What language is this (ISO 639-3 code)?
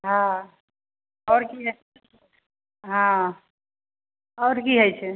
mai